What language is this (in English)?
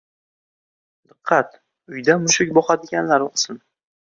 Uzbek